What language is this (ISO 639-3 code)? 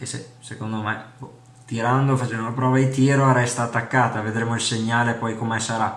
ita